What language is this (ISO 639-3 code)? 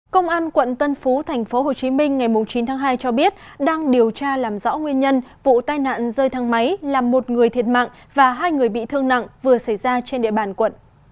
vie